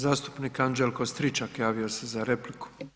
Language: Croatian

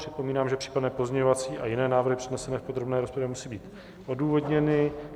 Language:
Czech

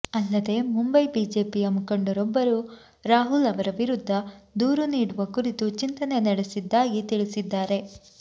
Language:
Kannada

